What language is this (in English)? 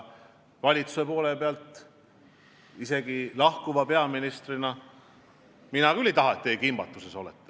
Estonian